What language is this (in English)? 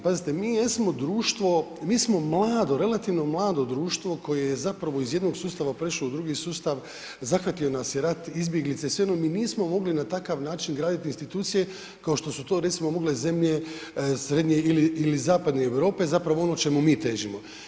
Croatian